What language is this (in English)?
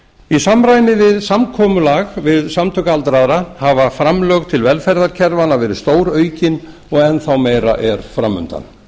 Icelandic